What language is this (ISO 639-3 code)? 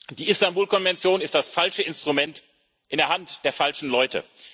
deu